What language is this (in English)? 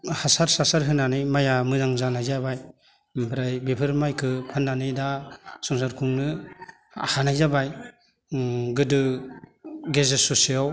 Bodo